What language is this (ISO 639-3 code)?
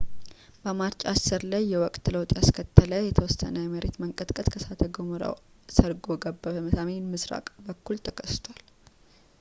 amh